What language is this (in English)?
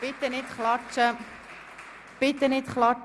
Swiss German